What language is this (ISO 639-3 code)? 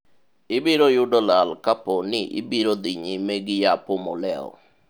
luo